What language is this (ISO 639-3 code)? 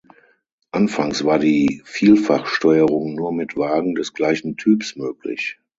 deu